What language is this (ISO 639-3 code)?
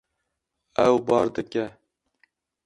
kur